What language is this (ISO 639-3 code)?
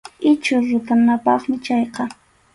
qxu